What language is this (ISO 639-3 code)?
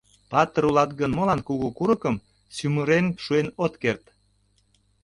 chm